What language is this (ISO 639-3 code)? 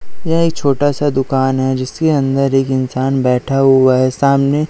hin